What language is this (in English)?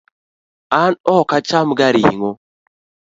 Luo (Kenya and Tanzania)